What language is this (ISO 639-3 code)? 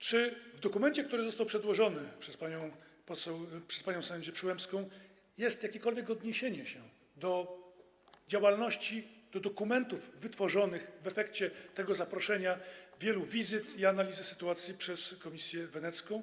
pol